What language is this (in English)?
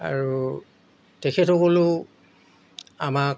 Assamese